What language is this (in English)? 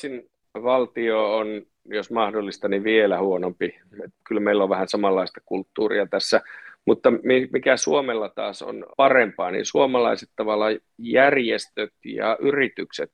Finnish